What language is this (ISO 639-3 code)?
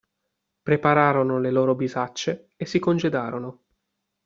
ita